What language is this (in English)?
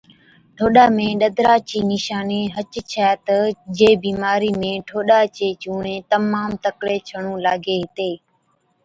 Od